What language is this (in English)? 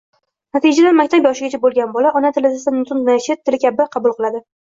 Uzbek